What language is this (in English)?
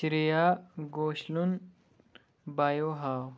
Kashmiri